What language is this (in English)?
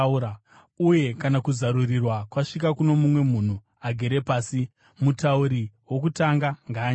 Shona